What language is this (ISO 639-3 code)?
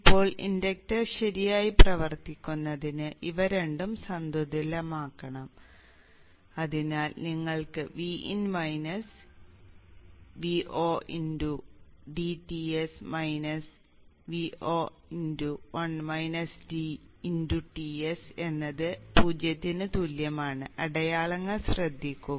mal